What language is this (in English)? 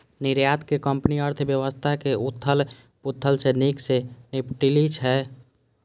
Maithili